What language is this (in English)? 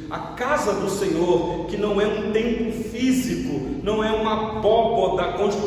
Portuguese